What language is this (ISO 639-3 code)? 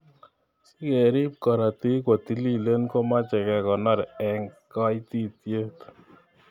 kln